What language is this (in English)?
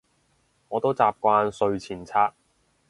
Cantonese